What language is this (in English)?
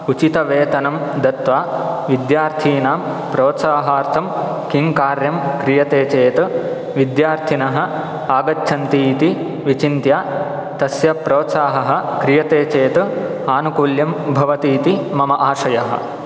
Sanskrit